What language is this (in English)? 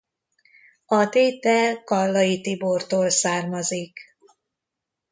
Hungarian